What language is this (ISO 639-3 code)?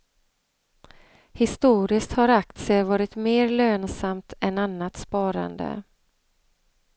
swe